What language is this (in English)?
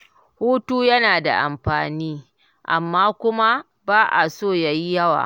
Hausa